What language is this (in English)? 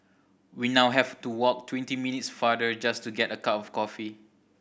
English